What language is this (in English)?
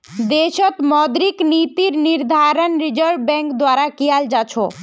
Magahi